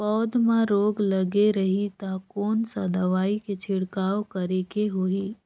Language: Chhattisgarhi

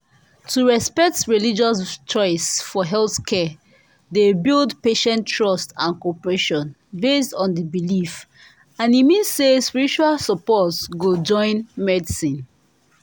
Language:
Nigerian Pidgin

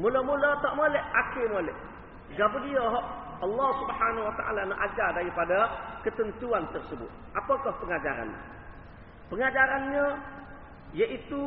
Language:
Malay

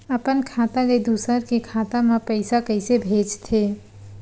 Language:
Chhattisgarhi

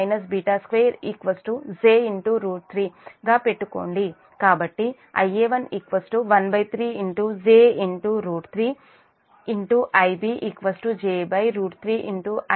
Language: Telugu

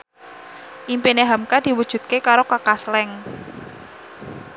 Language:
Javanese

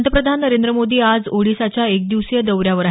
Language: Marathi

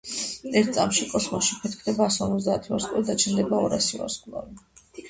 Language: Georgian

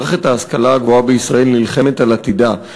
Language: Hebrew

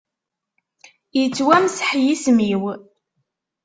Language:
Kabyle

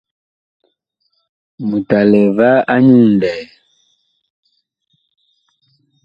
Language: Bakoko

